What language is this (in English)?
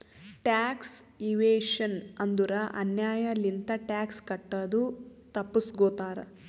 Kannada